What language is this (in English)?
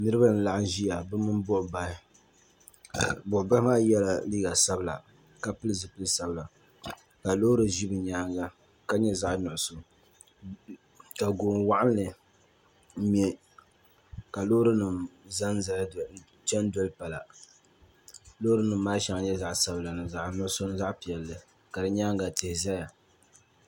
Dagbani